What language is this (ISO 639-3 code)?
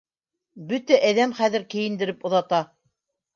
bak